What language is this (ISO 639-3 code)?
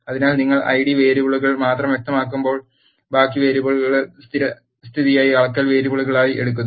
mal